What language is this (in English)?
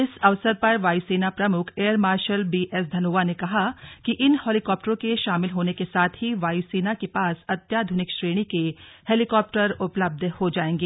Hindi